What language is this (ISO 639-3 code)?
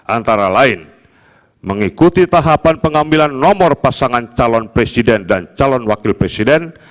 ind